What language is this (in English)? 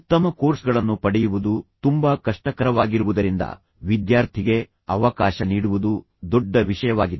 Kannada